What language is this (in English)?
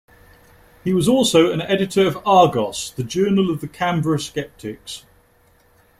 English